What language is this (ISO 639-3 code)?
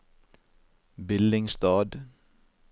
nor